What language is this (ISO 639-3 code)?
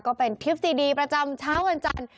tha